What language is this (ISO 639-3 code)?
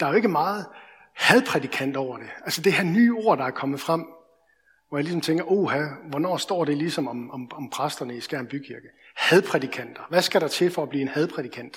dan